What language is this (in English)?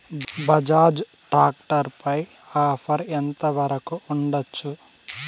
Telugu